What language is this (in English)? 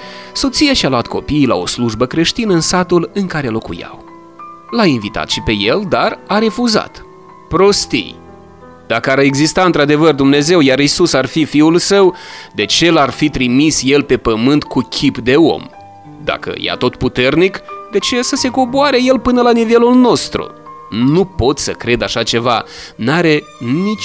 Romanian